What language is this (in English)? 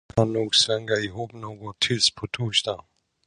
Swedish